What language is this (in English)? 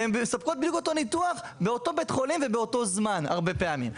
Hebrew